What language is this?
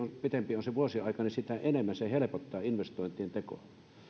Finnish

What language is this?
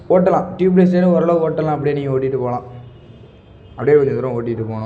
Tamil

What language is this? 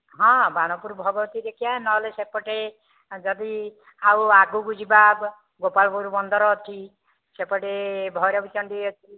Odia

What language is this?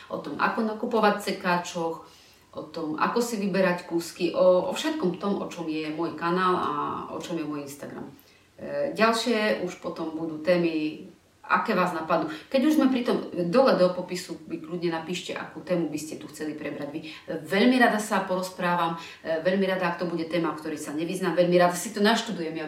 Slovak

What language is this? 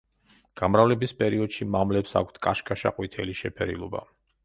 Georgian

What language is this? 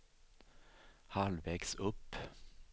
Swedish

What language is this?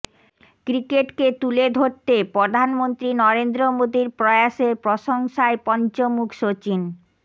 Bangla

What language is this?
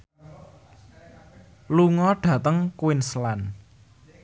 Javanese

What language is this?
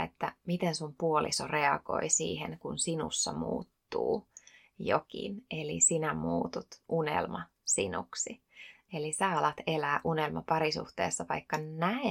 Finnish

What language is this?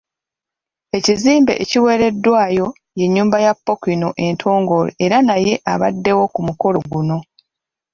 Ganda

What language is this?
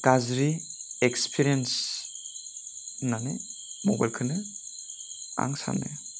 Bodo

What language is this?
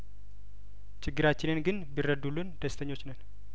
Amharic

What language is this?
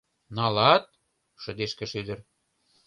Mari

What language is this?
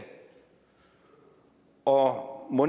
Danish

